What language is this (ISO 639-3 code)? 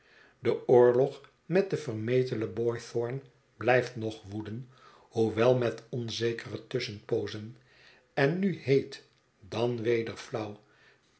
nld